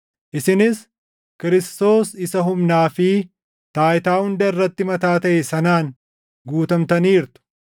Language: Oromo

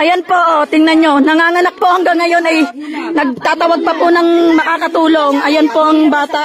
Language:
Filipino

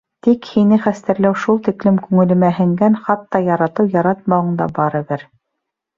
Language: Bashkir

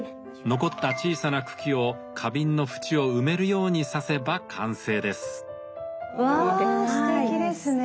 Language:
Japanese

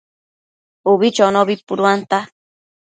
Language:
Matsés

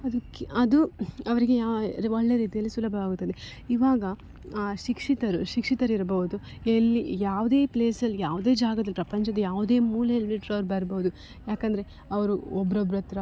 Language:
Kannada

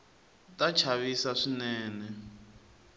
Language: Tsonga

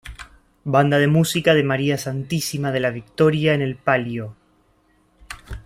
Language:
Spanish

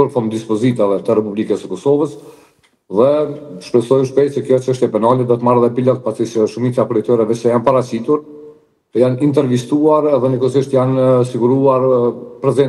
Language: Romanian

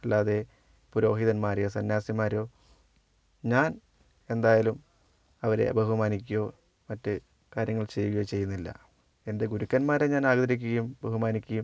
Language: Malayalam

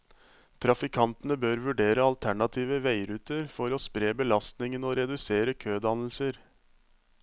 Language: Norwegian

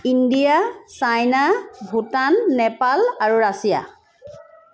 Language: Assamese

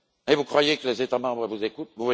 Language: French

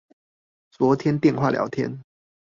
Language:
Chinese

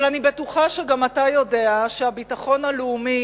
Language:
Hebrew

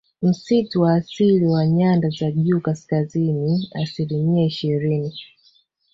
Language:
Swahili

